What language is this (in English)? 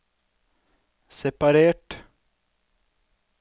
Norwegian